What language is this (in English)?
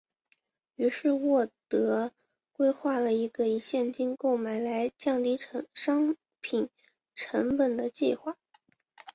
Chinese